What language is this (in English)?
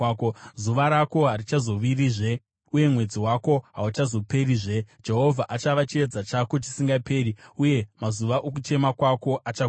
Shona